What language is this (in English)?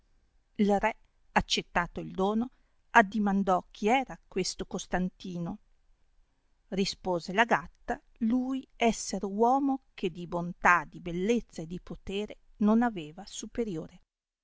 Italian